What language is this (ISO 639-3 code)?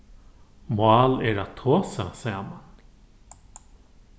fao